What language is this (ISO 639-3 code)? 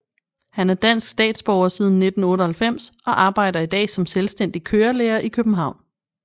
dan